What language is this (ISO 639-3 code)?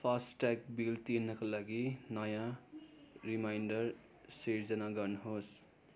nep